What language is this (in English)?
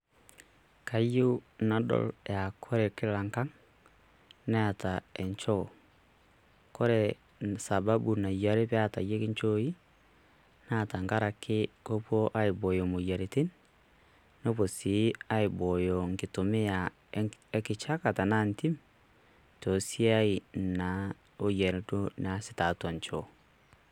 Masai